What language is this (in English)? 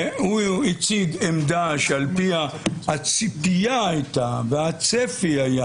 Hebrew